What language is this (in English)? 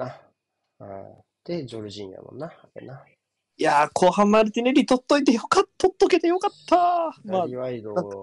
Japanese